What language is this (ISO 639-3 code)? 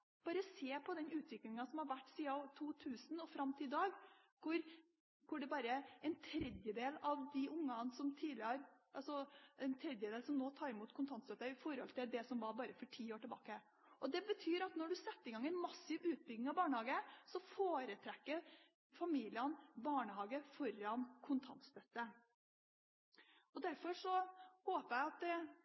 nob